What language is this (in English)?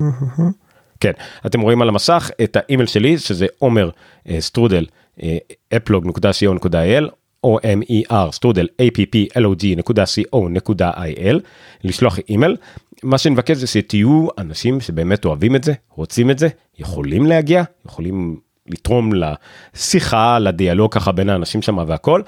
Hebrew